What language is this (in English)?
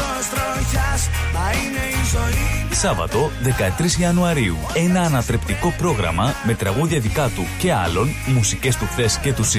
Greek